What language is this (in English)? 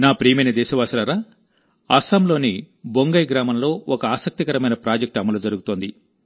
Telugu